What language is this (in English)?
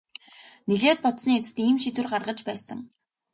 Mongolian